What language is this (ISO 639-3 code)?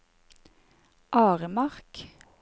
nor